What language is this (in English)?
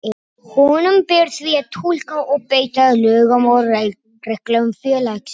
Icelandic